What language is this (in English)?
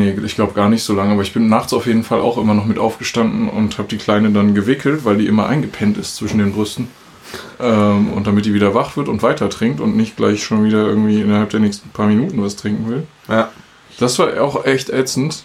German